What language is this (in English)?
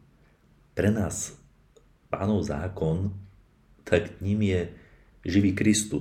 Slovak